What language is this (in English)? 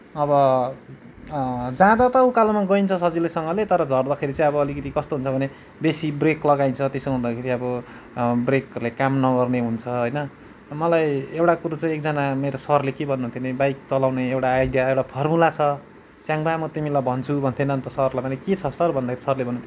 Nepali